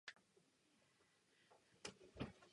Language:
Czech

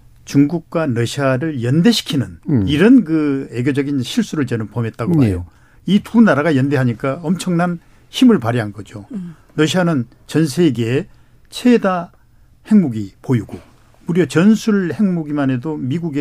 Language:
Korean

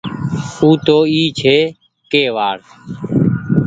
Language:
Goaria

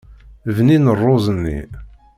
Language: Kabyle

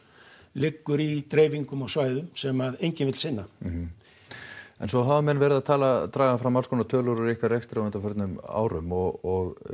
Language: Icelandic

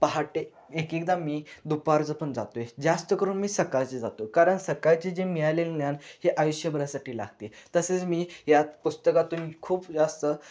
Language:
Marathi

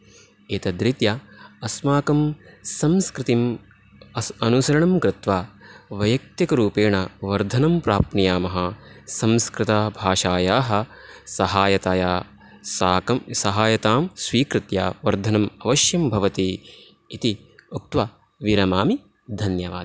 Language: Sanskrit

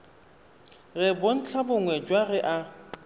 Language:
Tswana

